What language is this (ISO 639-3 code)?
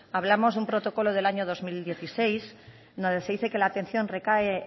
spa